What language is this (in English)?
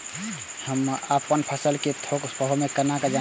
Maithili